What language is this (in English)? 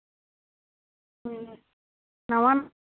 Santali